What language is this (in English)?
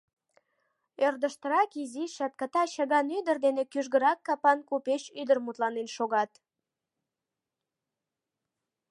Mari